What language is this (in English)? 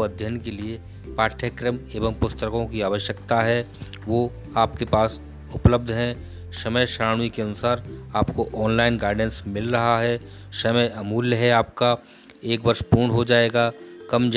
Hindi